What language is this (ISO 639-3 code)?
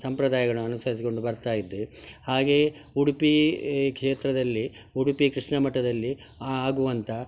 kan